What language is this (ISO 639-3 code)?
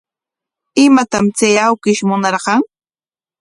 qwa